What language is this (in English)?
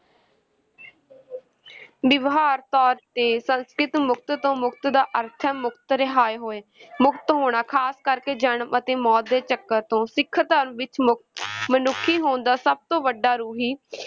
Punjabi